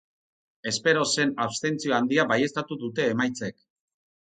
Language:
Basque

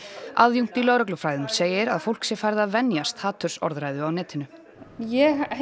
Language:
Icelandic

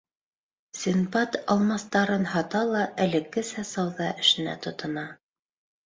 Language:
Bashkir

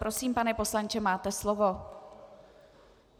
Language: Czech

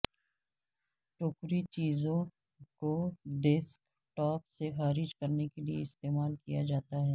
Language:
Urdu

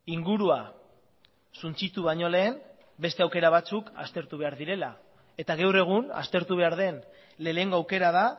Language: Basque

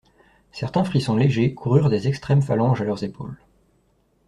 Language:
French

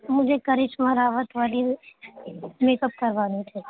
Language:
Urdu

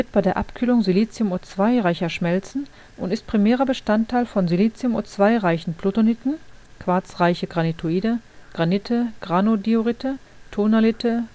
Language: German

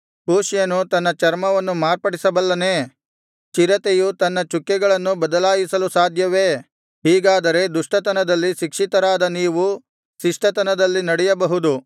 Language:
Kannada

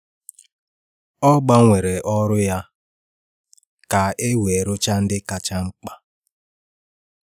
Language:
Igbo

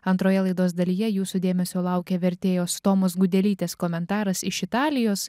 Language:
Lithuanian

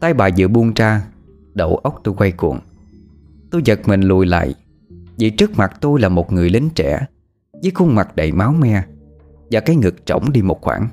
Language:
Vietnamese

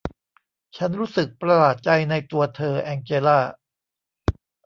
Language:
Thai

